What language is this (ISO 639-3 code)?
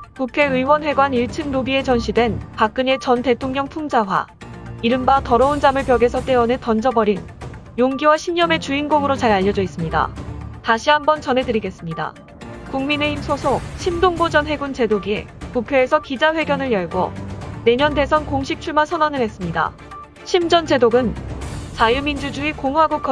kor